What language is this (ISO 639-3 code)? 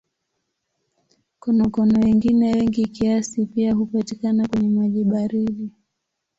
swa